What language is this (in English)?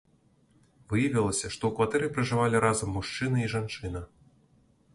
Belarusian